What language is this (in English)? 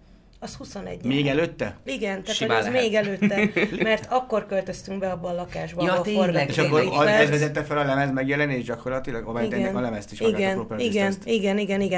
Hungarian